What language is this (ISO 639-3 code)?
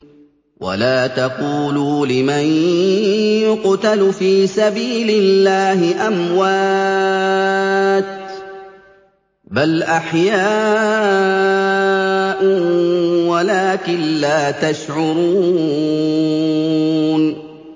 ara